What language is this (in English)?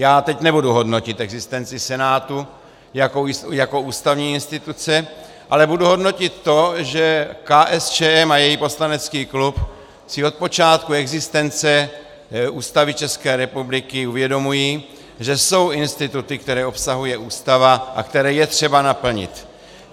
Czech